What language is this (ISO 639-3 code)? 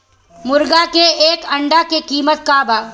bho